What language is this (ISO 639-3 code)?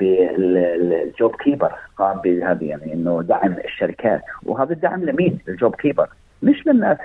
ara